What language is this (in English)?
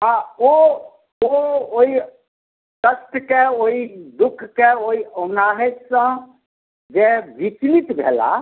Maithili